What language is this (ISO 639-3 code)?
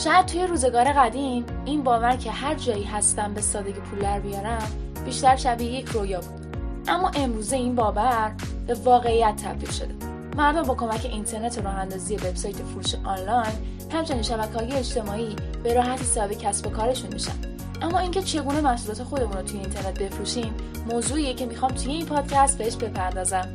fas